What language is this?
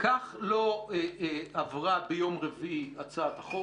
Hebrew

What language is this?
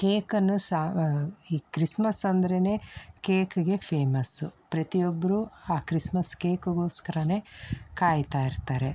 Kannada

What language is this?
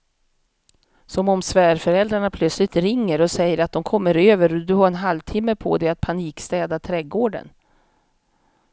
Swedish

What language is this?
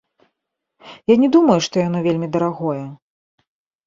Belarusian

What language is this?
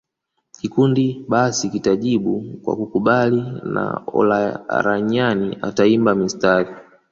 Swahili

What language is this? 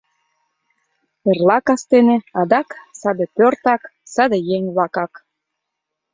Mari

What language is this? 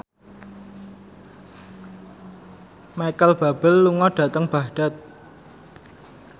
Javanese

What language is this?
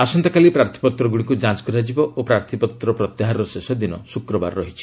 Odia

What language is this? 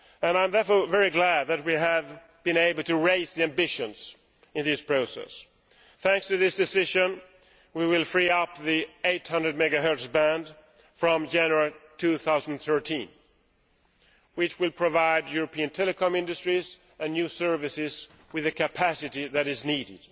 English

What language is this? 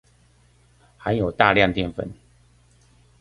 Chinese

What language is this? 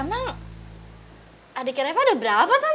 Indonesian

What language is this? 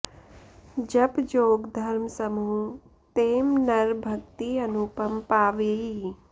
Sanskrit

